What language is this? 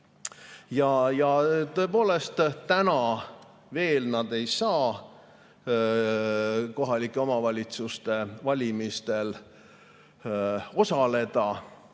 Estonian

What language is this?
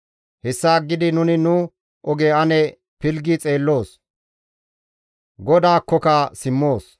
Gamo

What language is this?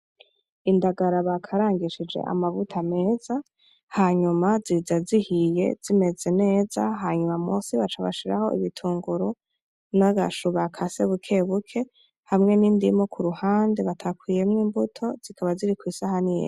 Rundi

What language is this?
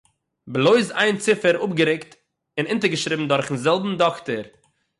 Yiddish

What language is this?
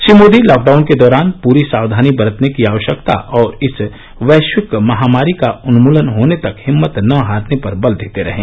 Hindi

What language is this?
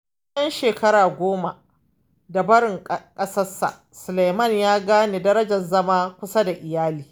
Hausa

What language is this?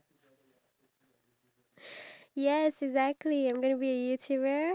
English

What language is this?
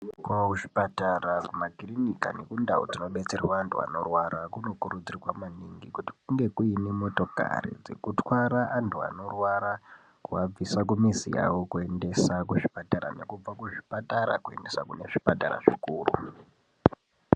Ndau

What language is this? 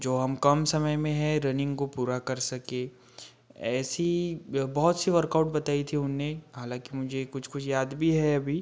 Hindi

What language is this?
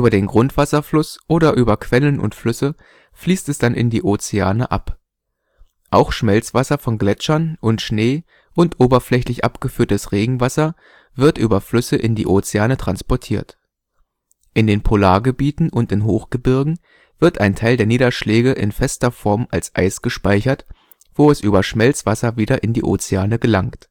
German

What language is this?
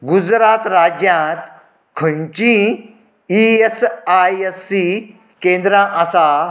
Konkani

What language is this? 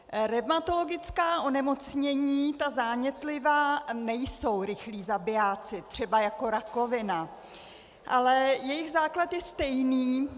Czech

